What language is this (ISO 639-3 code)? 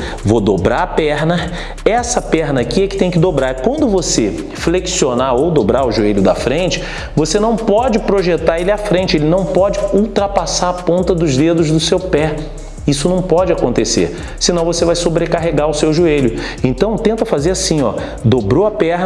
por